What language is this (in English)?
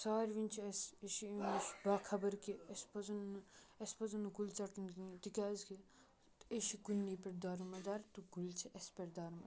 Kashmiri